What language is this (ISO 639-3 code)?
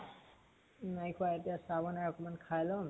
asm